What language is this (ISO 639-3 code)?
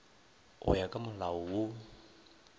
nso